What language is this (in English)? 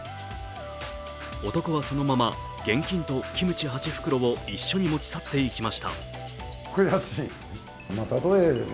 Japanese